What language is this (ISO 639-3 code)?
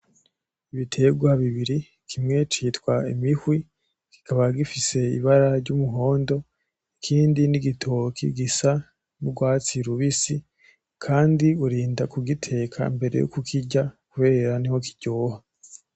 run